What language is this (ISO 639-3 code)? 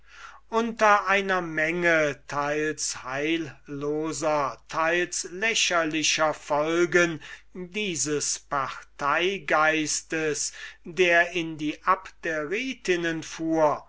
deu